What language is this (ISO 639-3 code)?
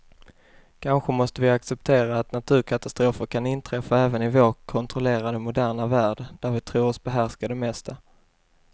swe